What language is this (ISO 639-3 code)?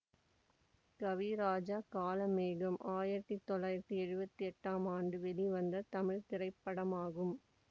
tam